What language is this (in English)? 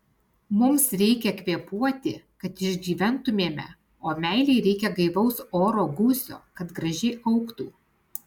Lithuanian